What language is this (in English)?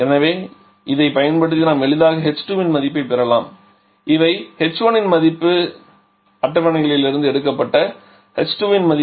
Tamil